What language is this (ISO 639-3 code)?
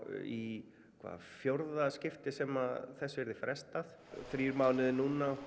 isl